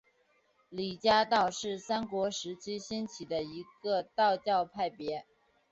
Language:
Chinese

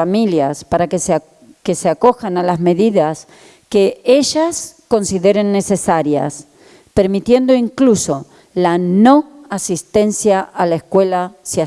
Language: Spanish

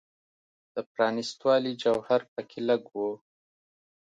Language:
Pashto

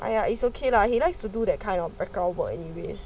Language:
English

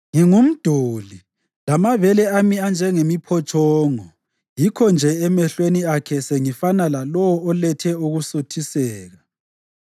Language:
North Ndebele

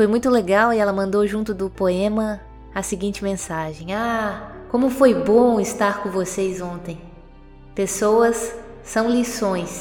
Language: Portuguese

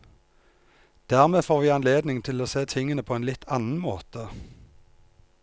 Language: Norwegian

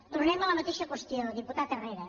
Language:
Catalan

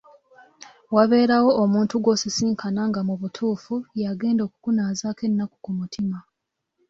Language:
Ganda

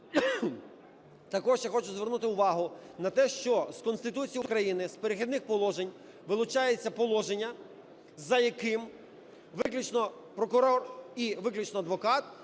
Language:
Ukrainian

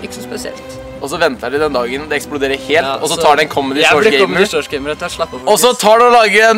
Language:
Norwegian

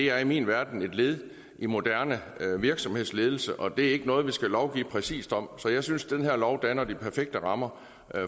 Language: Danish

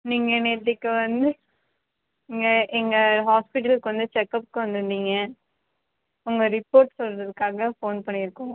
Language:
Tamil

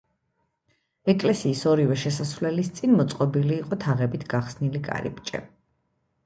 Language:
Georgian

